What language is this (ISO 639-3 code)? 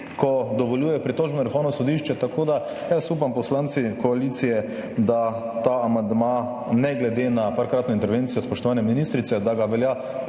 slv